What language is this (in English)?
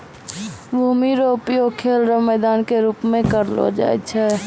Maithili